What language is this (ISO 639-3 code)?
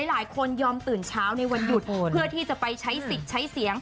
tha